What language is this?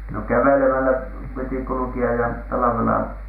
Finnish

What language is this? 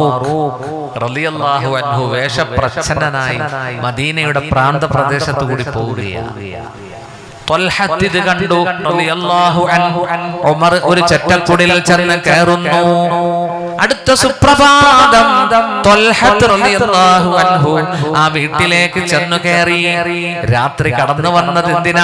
Arabic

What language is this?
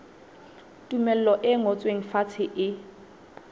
Southern Sotho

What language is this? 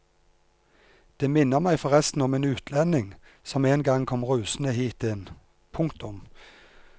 Norwegian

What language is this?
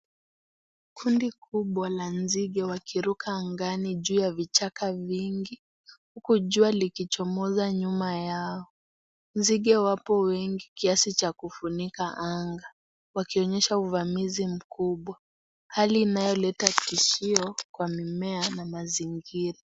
Swahili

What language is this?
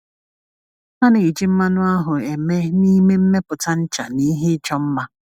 Igbo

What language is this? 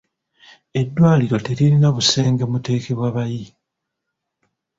Ganda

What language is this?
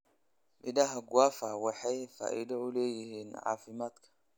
Somali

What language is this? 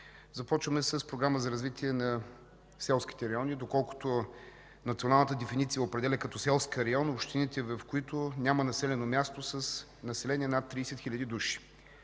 Bulgarian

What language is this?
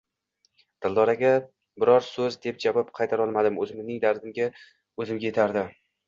Uzbek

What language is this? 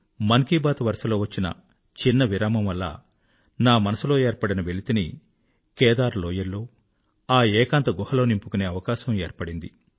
Telugu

